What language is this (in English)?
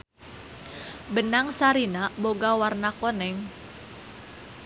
Sundanese